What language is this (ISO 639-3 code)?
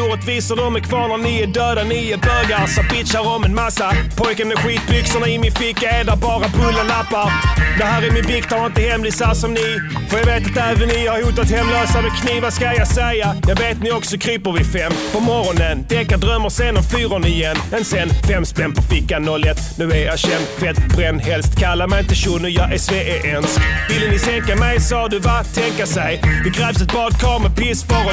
swe